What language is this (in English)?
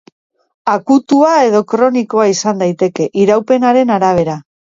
Basque